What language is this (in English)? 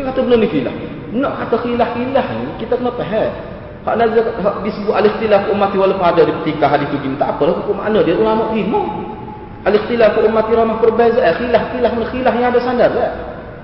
Malay